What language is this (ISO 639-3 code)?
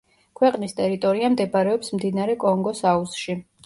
kat